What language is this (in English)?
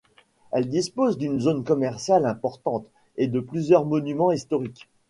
French